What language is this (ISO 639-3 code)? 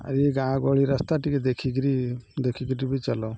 ori